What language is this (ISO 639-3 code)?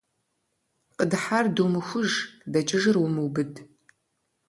kbd